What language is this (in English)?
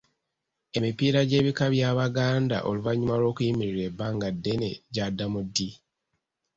Ganda